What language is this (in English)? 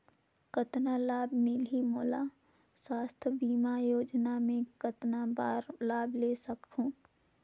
Chhattisgarhi